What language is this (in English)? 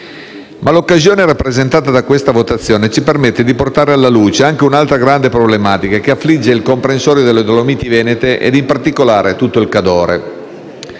Italian